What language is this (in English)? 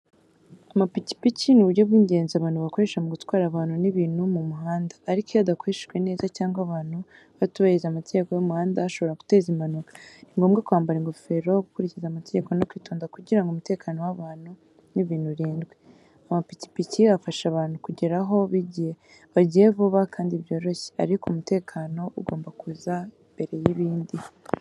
Kinyarwanda